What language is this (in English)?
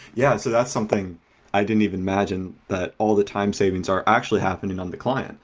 English